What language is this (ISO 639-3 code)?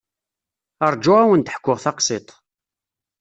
kab